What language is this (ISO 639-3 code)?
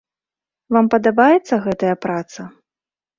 bel